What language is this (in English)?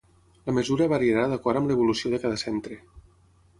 Catalan